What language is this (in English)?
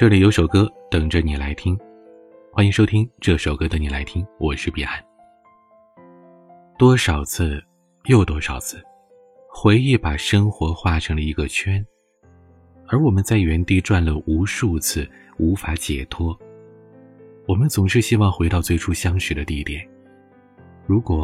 Chinese